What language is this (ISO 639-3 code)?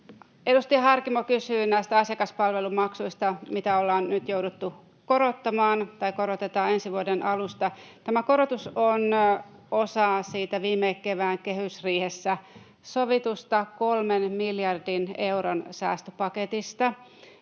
fin